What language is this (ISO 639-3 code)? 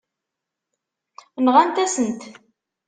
kab